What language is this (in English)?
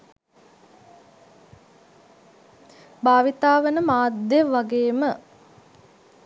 Sinhala